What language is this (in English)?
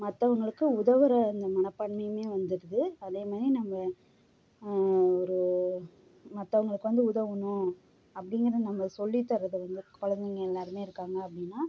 Tamil